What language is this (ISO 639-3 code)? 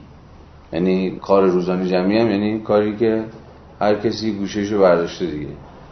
fas